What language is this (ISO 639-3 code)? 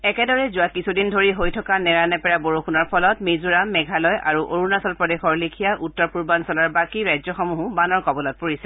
asm